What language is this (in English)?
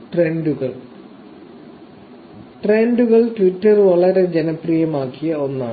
Malayalam